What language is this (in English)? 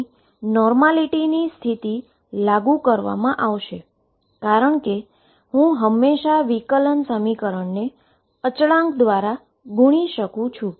Gujarati